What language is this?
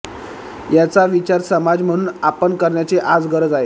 Marathi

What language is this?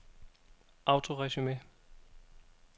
Danish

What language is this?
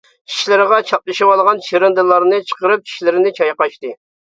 Uyghur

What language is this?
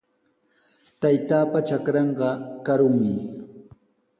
Sihuas Ancash Quechua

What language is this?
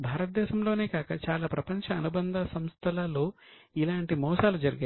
Telugu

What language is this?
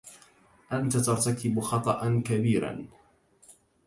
Arabic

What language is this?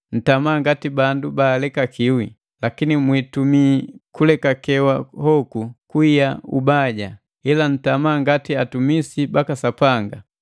Matengo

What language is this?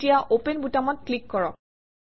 Assamese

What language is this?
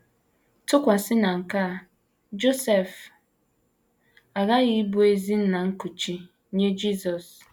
Igbo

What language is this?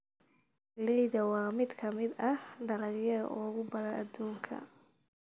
Somali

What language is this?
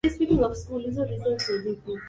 Swahili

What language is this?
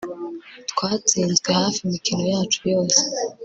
Kinyarwanda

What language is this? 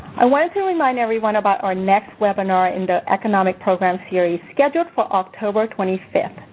English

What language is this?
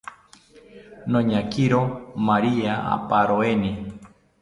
South Ucayali Ashéninka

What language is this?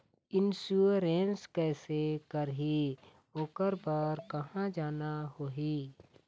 Chhattisgarhi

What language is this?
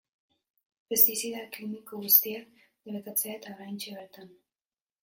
Basque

